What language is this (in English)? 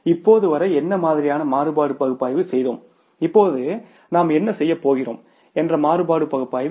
Tamil